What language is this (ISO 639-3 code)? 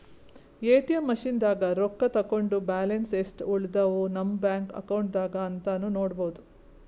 kan